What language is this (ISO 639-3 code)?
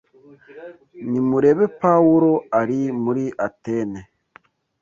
kin